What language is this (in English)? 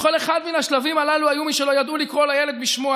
Hebrew